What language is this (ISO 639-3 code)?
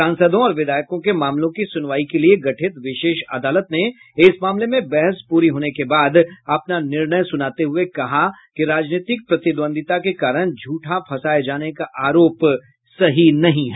hin